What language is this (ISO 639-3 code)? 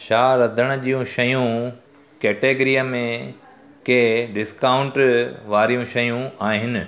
snd